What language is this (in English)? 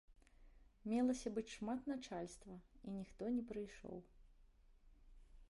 Belarusian